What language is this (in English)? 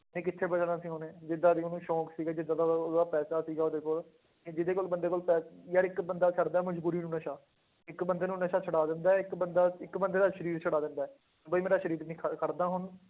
Punjabi